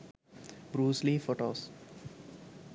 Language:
Sinhala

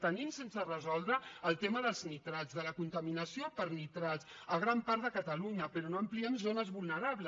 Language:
Catalan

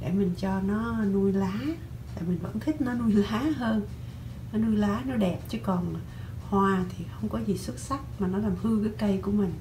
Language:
Vietnamese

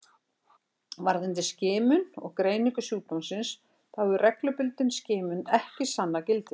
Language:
Icelandic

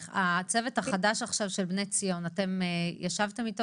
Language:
Hebrew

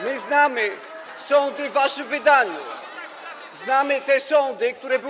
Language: Polish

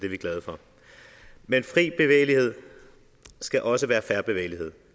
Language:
Danish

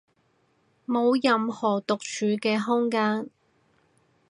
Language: Cantonese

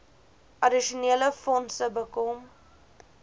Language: Afrikaans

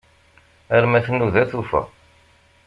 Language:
Kabyle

